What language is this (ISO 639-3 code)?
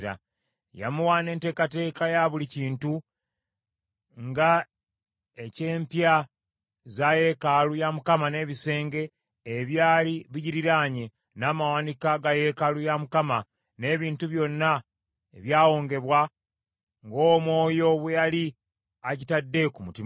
lug